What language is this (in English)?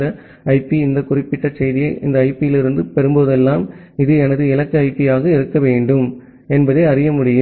Tamil